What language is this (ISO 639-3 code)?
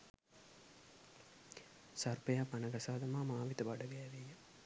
sin